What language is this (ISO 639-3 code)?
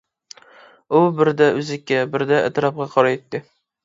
uig